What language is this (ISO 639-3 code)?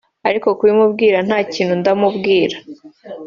kin